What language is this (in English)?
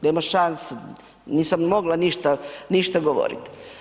Croatian